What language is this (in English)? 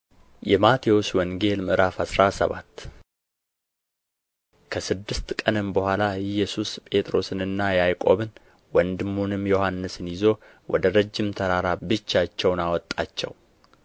Amharic